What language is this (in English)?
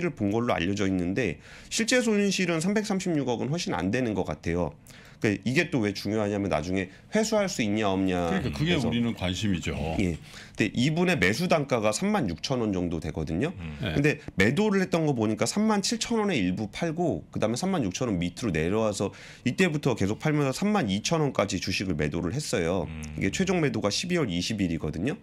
Korean